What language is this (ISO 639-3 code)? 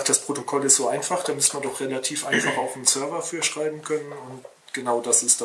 deu